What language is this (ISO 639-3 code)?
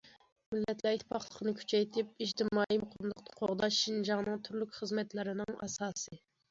uig